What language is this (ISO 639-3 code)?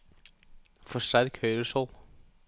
nor